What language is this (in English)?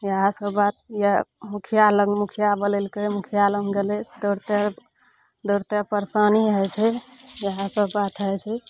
Maithili